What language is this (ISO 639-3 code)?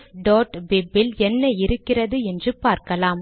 tam